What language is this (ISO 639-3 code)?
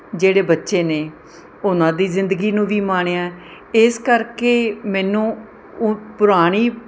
pan